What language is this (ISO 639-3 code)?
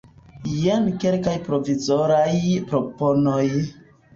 epo